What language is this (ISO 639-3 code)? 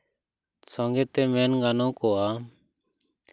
sat